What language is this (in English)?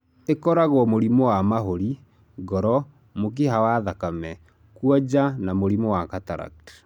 Kikuyu